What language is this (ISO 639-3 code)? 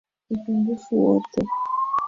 swa